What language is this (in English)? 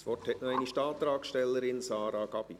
Swiss German